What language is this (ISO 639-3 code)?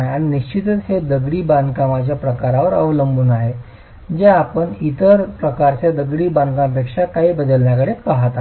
mar